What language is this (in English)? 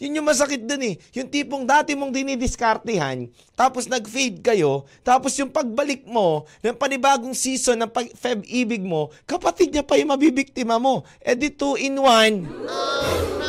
Filipino